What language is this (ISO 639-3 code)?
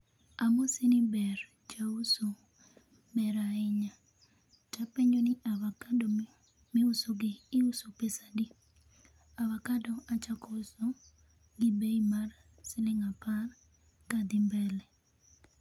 luo